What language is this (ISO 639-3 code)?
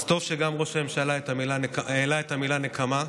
heb